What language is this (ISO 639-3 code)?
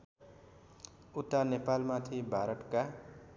nep